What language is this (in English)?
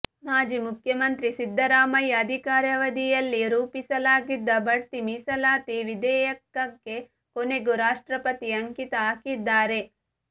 Kannada